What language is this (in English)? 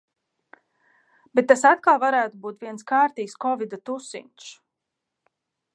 Latvian